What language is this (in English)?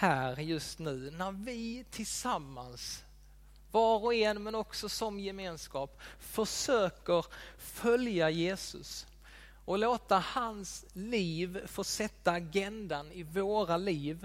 Swedish